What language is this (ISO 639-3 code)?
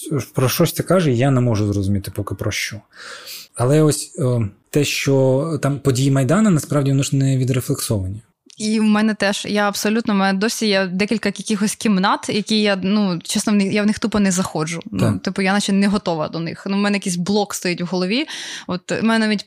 ukr